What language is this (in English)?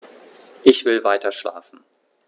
German